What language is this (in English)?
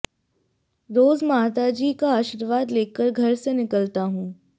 Hindi